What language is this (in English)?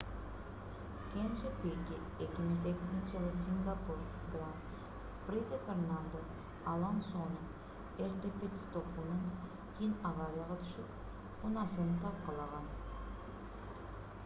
Kyrgyz